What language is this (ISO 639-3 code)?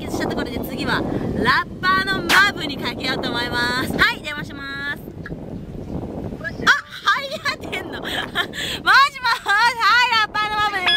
jpn